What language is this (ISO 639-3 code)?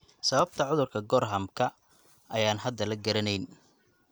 som